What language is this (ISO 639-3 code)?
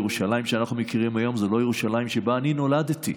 heb